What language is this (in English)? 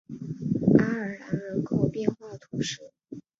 Chinese